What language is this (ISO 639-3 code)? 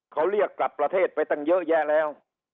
tha